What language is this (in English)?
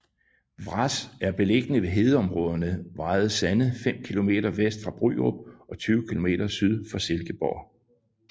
Danish